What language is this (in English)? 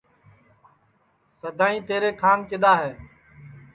Sansi